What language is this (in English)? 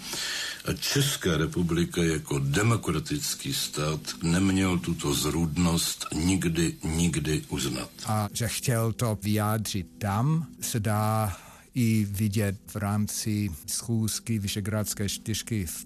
Czech